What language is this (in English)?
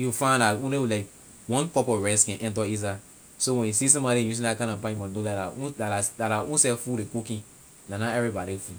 Liberian English